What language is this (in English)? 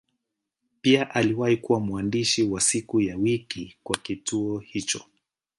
Swahili